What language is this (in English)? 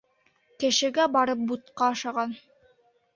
Bashkir